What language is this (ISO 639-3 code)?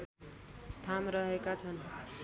nep